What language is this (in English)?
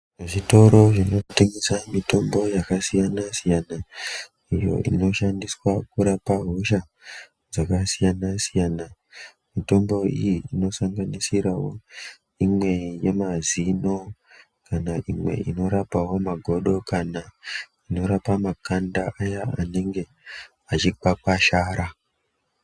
Ndau